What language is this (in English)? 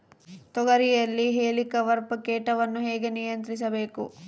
Kannada